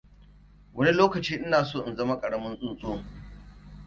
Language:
Hausa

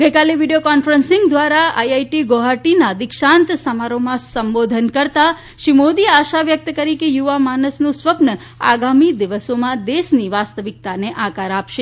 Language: Gujarati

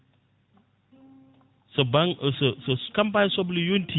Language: Fula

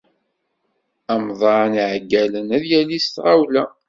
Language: Kabyle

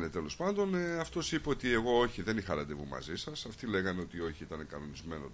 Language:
Greek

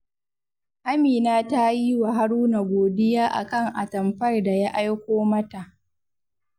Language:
Hausa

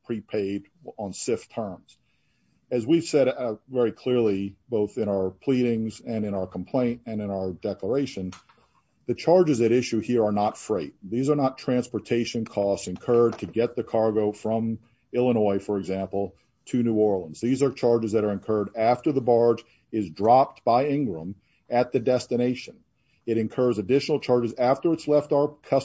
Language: English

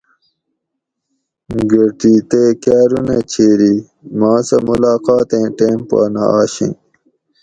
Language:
Gawri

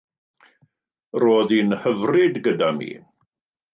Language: Welsh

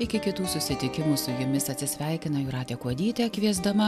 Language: Lithuanian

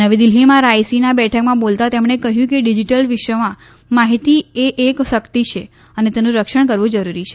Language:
Gujarati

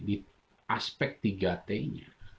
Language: Indonesian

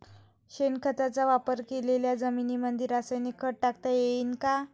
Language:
Marathi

